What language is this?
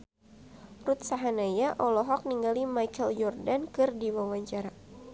Sundanese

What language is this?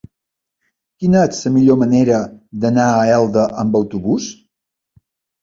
Catalan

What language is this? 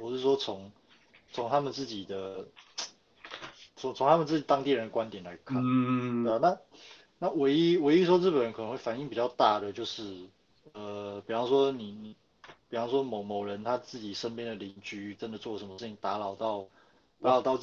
Chinese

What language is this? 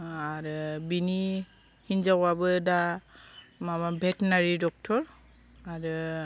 Bodo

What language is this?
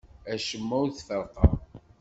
Kabyle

